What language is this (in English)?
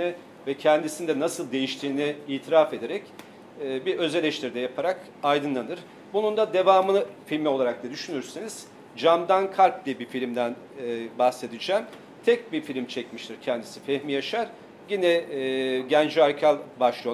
Turkish